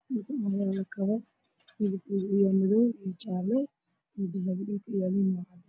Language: Somali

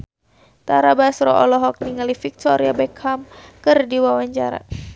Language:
Sundanese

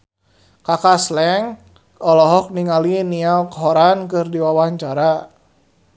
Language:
Sundanese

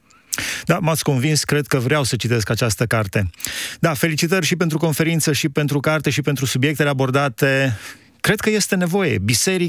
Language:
Romanian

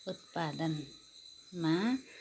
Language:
Nepali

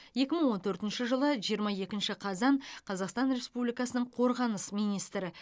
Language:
Kazakh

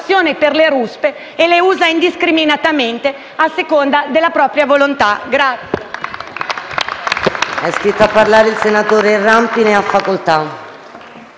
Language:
Italian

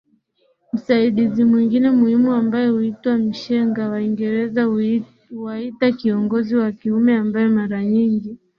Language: Swahili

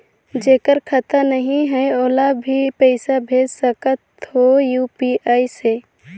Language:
Chhattisgarhi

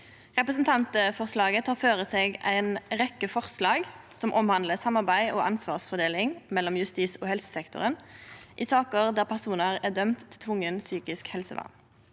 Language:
Norwegian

